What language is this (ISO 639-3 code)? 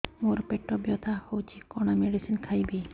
ori